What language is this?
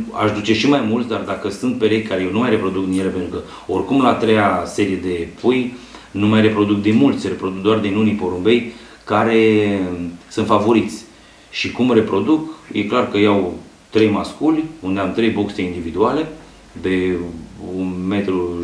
Romanian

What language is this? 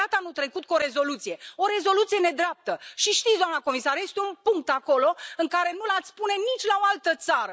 Romanian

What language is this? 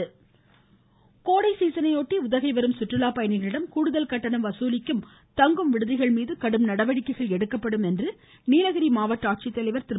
Tamil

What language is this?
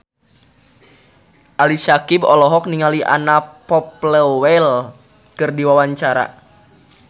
Sundanese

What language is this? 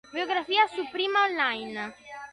Italian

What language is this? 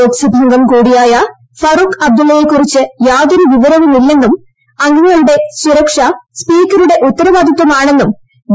Malayalam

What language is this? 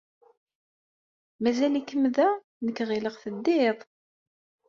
Kabyle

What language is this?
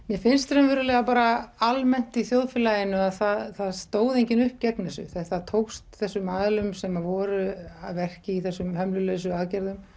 Icelandic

